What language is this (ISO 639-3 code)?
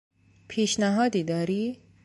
fas